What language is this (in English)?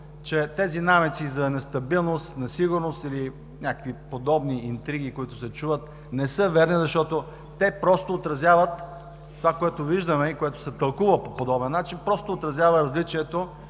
Bulgarian